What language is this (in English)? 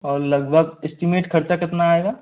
Hindi